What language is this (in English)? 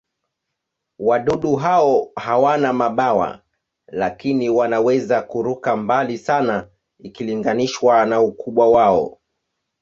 Swahili